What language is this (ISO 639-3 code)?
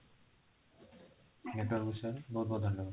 ori